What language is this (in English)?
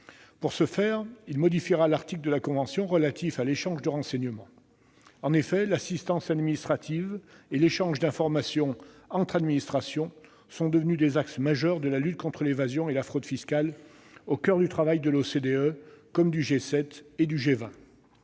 French